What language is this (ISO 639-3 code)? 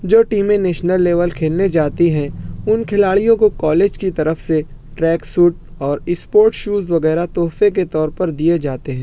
urd